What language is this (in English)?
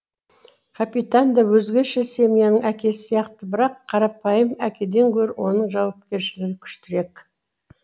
Kazakh